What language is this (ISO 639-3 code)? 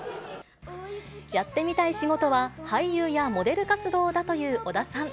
jpn